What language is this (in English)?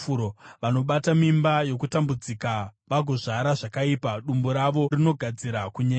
Shona